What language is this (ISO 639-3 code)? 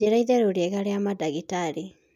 kik